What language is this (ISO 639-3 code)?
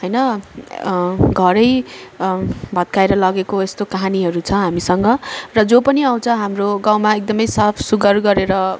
nep